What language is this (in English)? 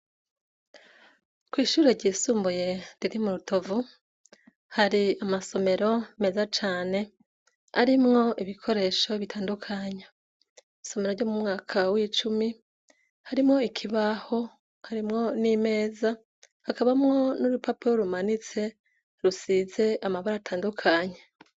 Rundi